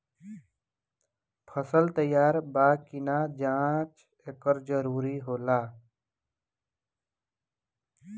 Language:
Bhojpuri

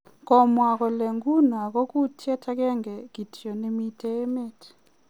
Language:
Kalenjin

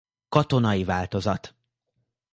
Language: Hungarian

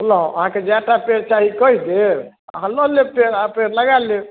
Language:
Maithili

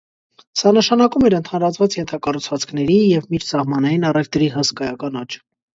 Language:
Armenian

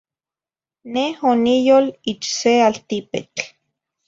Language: Zacatlán-Ahuacatlán-Tepetzintla Nahuatl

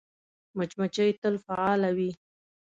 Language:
Pashto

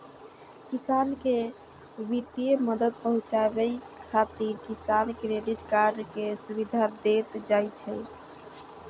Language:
Maithili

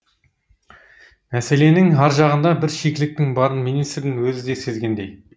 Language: Kazakh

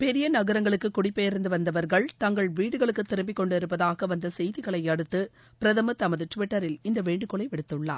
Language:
Tamil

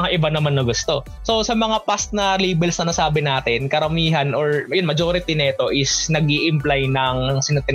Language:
Filipino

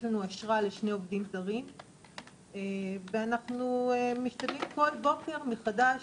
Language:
Hebrew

